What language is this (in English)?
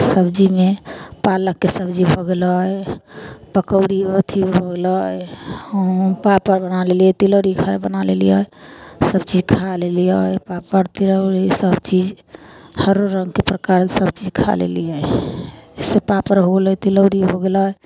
Maithili